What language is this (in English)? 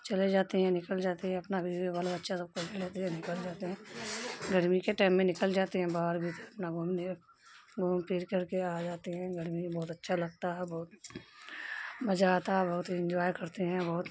Urdu